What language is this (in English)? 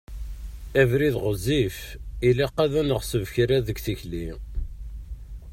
Kabyle